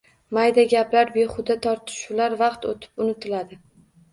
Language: Uzbek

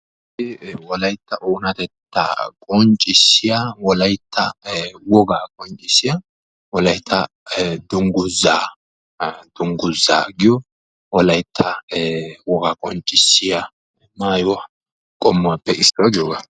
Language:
Wolaytta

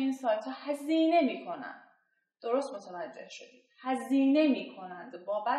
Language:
Persian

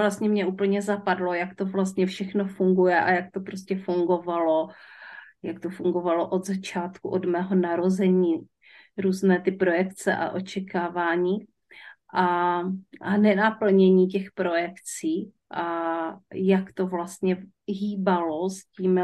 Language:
Czech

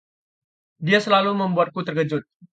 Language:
Indonesian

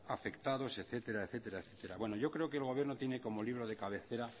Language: Spanish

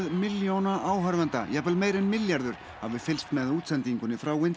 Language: Icelandic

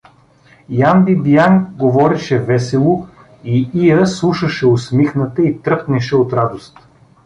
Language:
Bulgarian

